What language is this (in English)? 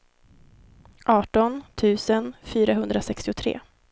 Swedish